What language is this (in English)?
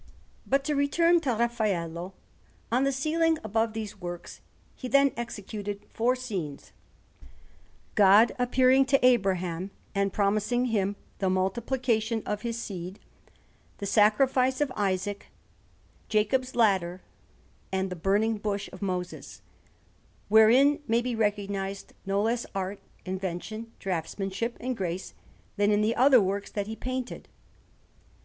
English